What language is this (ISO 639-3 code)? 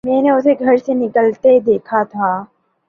urd